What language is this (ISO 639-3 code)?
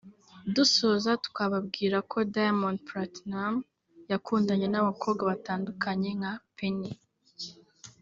kin